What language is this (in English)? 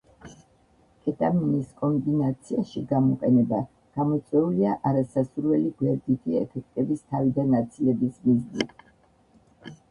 Georgian